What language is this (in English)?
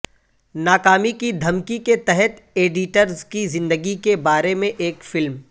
Urdu